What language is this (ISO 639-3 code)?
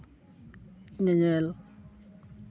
sat